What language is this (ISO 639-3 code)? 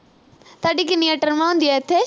pan